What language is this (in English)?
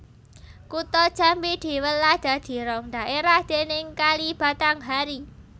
Javanese